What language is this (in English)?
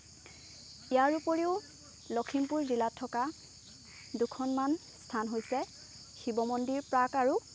Assamese